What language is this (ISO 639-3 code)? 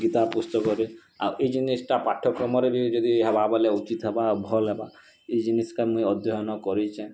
ori